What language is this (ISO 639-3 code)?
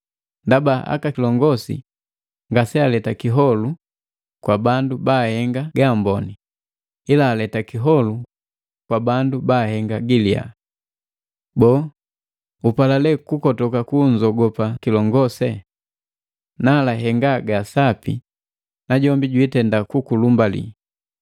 mgv